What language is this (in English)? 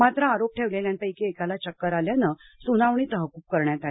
Marathi